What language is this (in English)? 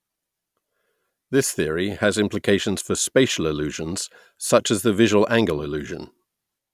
English